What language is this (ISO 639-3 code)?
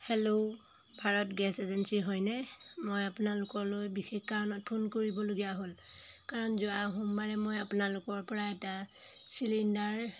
asm